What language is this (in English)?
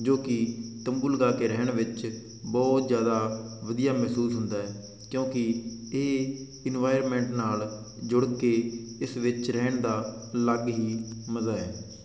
Punjabi